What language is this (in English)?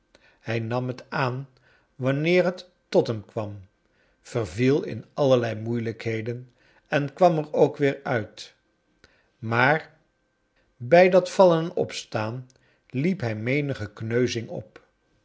Dutch